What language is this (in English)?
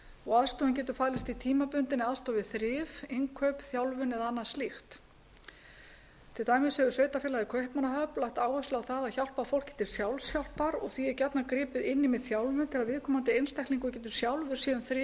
Icelandic